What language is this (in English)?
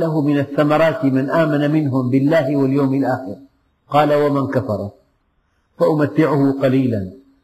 Arabic